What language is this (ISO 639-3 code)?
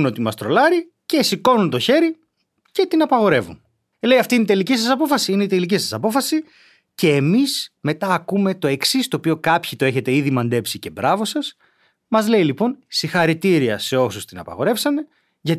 ell